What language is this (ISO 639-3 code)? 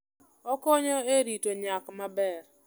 luo